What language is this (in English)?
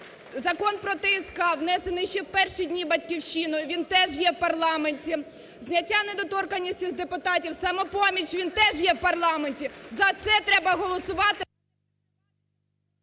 Ukrainian